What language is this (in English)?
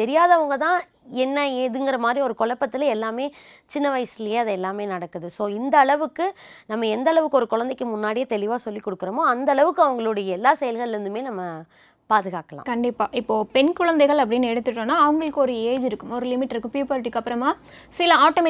Tamil